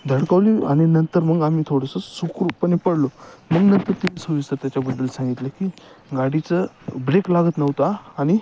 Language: Marathi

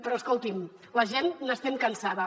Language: Catalan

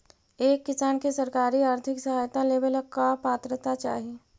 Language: Magahi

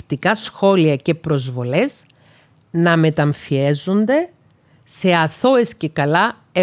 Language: Greek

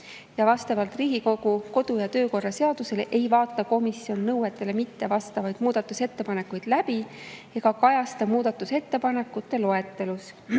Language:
Estonian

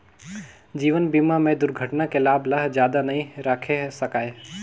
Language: Chhattisgarhi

